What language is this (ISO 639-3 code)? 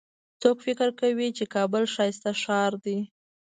pus